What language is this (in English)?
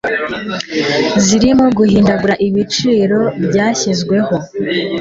Kinyarwanda